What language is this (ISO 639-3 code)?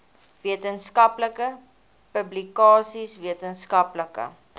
afr